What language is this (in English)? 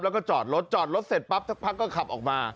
Thai